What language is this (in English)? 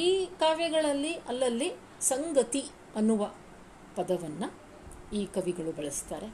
Kannada